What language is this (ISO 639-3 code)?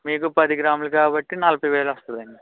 tel